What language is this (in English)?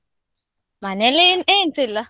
Kannada